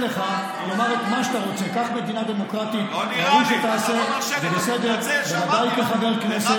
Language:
Hebrew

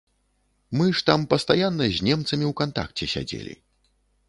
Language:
Belarusian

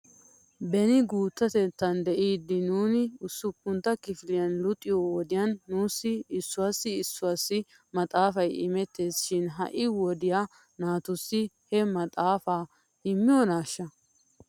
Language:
Wolaytta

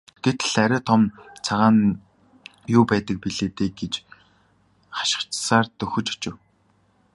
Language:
Mongolian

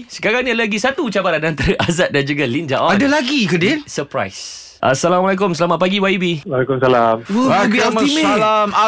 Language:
Malay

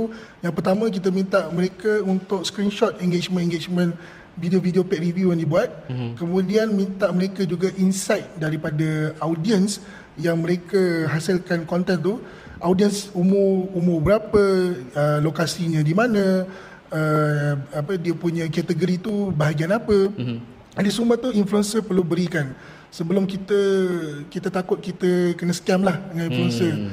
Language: Malay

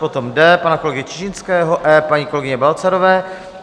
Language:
Czech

